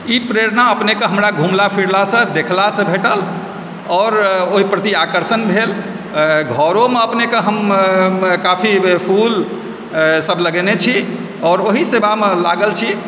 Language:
Maithili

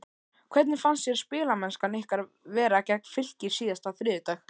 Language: Icelandic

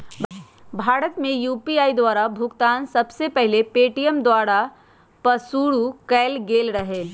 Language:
Magahi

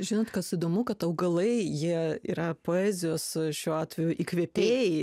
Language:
Lithuanian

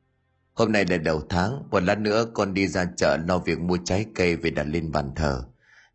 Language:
Vietnamese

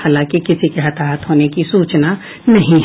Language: Hindi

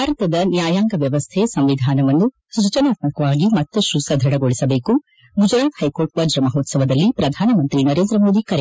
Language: Kannada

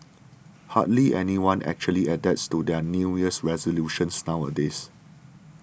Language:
English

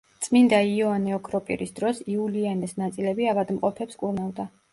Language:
Georgian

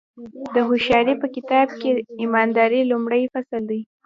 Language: Pashto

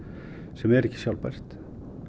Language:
Icelandic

